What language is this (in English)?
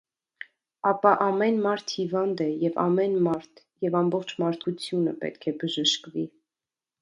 Armenian